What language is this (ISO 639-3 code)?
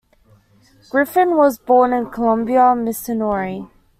eng